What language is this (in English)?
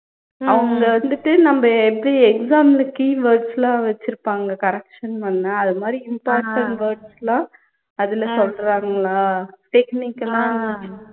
Tamil